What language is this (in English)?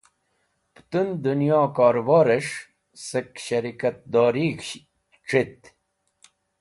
Wakhi